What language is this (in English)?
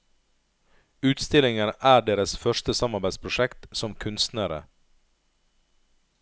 Norwegian